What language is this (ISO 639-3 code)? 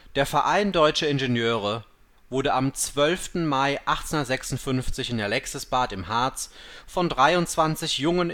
deu